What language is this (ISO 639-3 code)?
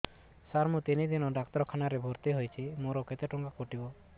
ori